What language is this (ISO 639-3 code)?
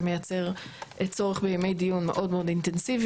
heb